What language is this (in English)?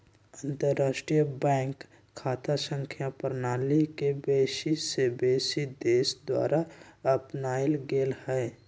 Magahi